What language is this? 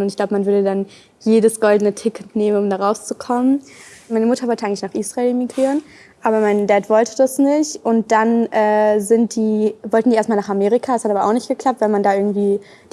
German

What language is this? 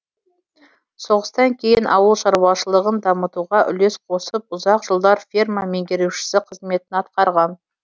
Kazakh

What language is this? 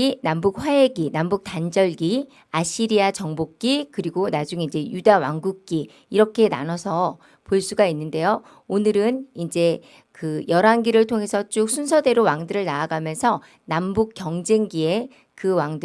Korean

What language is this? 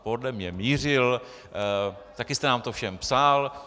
Czech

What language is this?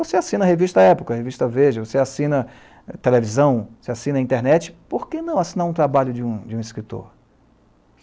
Portuguese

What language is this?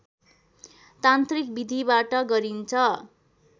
Nepali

